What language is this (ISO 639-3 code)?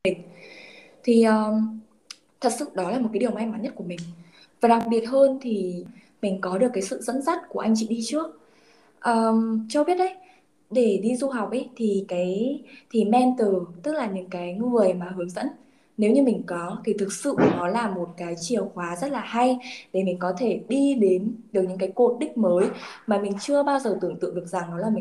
vie